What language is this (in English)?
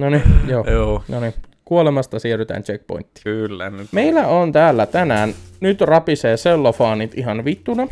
Finnish